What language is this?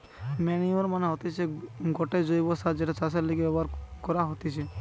Bangla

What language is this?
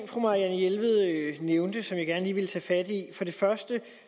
Danish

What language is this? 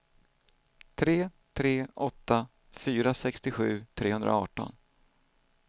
Swedish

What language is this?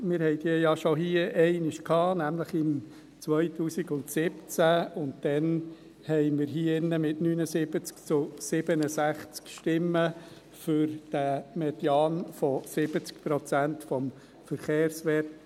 Swiss German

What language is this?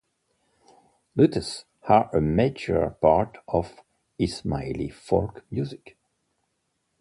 English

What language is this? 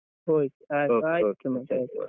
Kannada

